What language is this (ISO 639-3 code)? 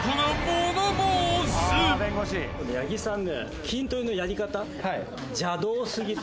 jpn